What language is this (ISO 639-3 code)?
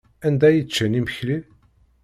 kab